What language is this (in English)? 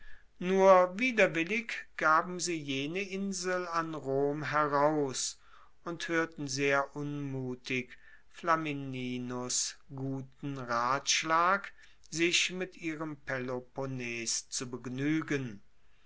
German